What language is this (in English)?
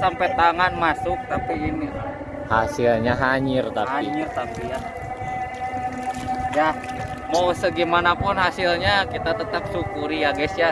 Indonesian